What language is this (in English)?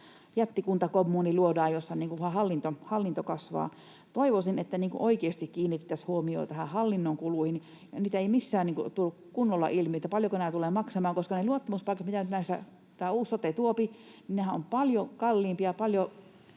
Finnish